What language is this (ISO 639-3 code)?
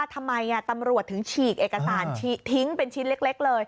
tha